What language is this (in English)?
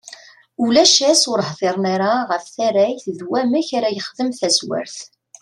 Kabyle